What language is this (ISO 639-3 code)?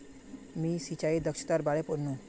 mag